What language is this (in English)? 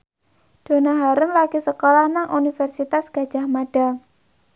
Javanese